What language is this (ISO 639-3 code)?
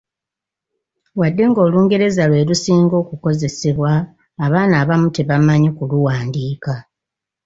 lug